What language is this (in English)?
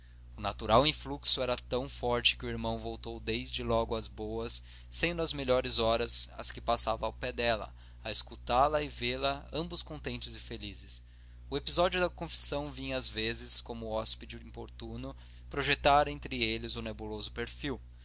Portuguese